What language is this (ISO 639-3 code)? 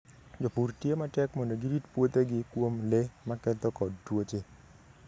luo